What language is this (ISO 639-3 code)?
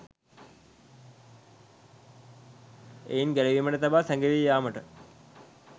sin